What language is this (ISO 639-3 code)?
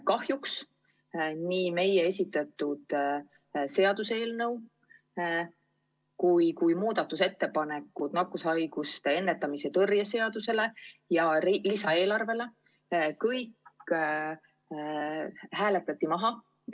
est